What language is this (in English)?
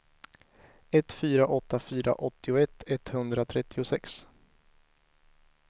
Swedish